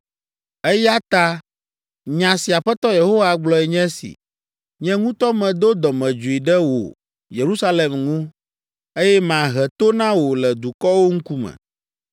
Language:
Ewe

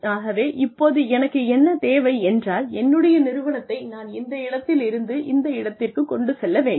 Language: Tamil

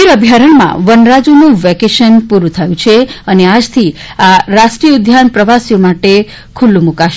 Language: Gujarati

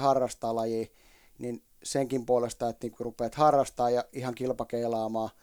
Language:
Finnish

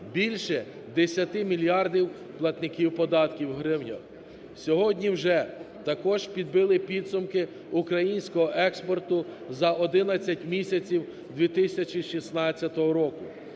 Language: Ukrainian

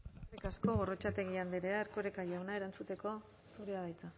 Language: Basque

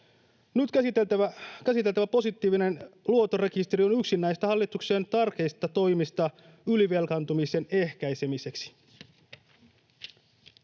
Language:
Finnish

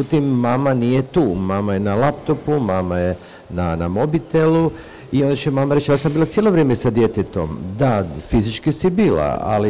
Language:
Croatian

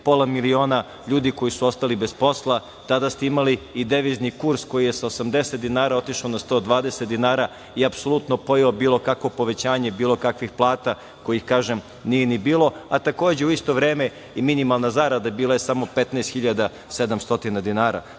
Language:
Serbian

